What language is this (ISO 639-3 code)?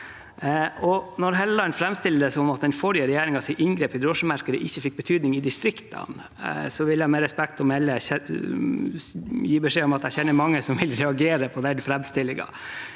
nor